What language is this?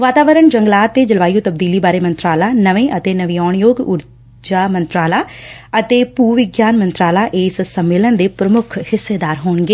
Punjabi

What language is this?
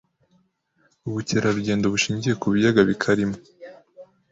Kinyarwanda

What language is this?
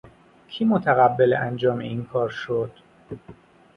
Persian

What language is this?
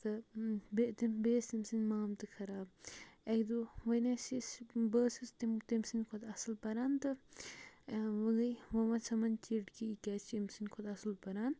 Kashmiri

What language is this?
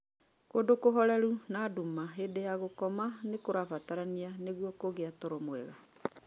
Kikuyu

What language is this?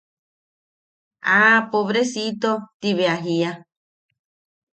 Yaqui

